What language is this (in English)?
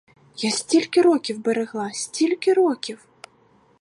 Ukrainian